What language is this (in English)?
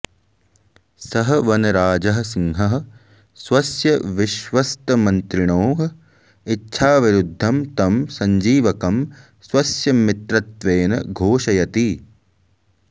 Sanskrit